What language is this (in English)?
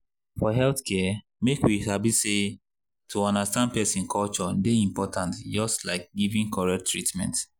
Nigerian Pidgin